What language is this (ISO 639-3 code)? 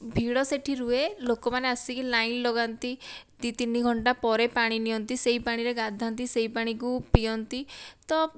ori